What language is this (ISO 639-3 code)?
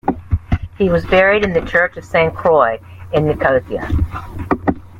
eng